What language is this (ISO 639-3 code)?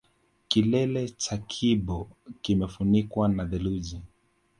swa